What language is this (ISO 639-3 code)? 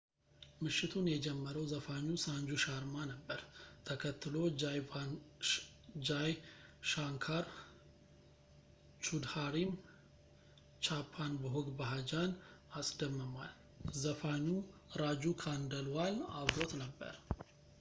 amh